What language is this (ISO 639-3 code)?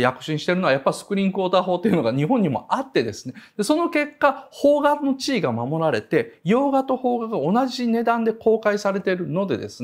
jpn